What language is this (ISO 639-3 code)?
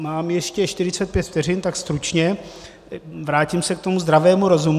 ces